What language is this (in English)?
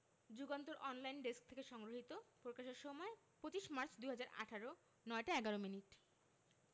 Bangla